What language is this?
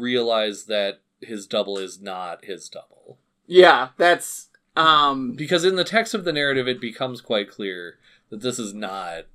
English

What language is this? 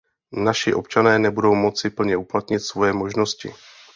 Czech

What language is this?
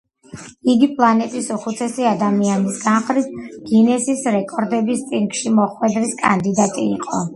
Georgian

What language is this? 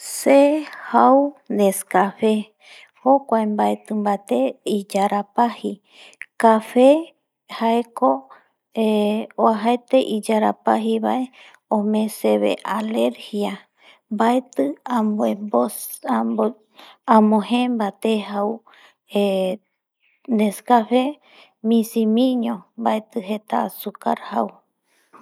Eastern Bolivian Guaraní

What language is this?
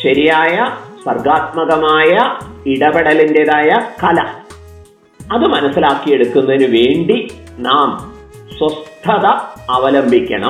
Malayalam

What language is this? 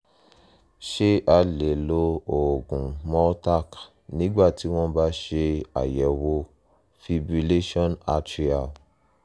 Yoruba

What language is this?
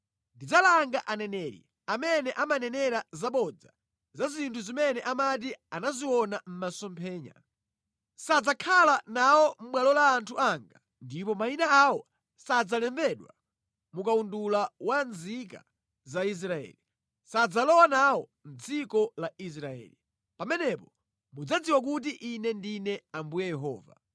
Nyanja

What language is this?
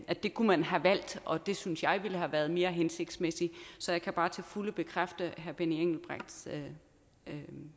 Danish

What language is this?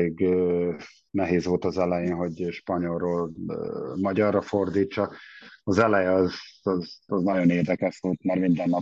Hungarian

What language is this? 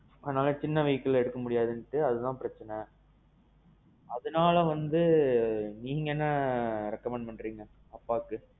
Tamil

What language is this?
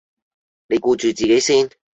Cantonese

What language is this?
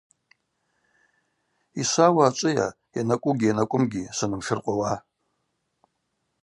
Abaza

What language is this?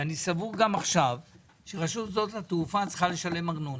Hebrew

